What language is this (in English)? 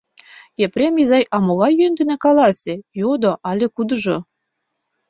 Mari